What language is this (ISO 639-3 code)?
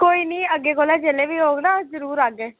doi